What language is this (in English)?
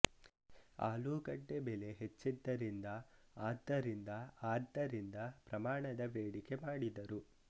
Kannada